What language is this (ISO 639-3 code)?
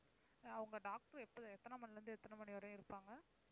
tam